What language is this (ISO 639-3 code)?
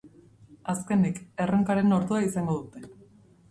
eus